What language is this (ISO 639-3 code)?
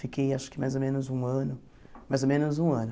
por